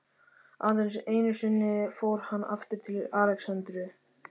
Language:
Icelandic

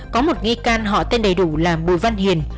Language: Vietnamese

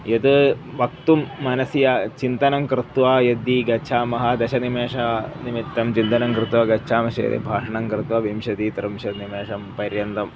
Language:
Sanskrit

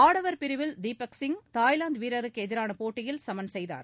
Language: Tamil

